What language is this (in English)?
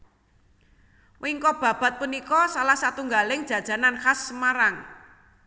Javanese